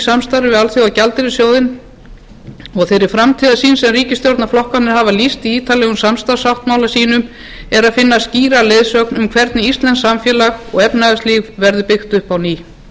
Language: Icelandic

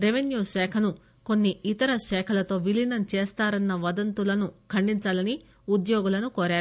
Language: Telugu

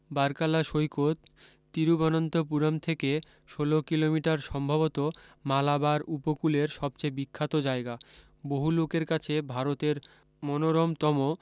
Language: Bangla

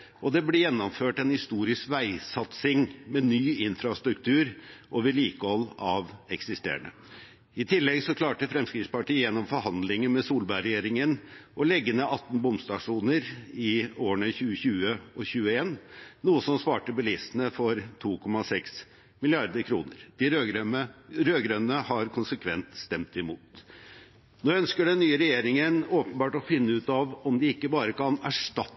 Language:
Norwegian Bokmål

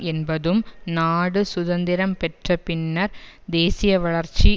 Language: Tamil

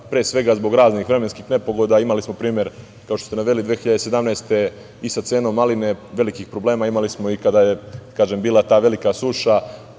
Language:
Serbian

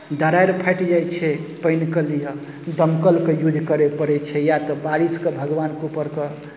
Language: Maithili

